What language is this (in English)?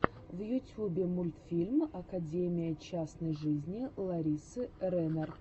Russian